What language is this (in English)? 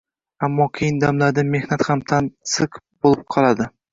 Uzbek